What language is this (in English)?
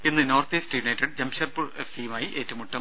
Malayalam